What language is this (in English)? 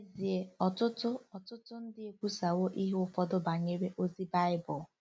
Igbo